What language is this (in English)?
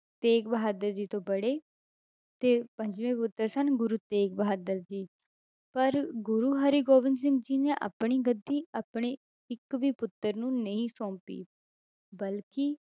Punjabi